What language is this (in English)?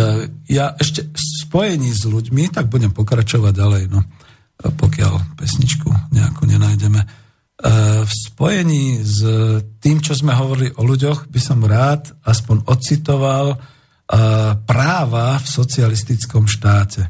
Slovak